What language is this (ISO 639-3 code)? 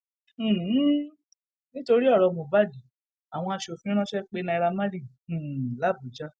yor